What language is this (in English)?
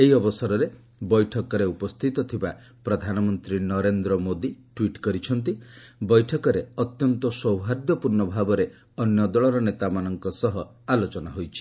Odia